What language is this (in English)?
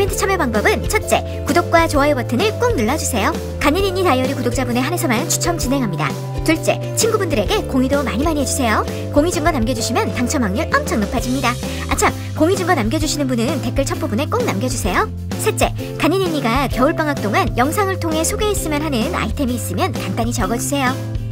Korean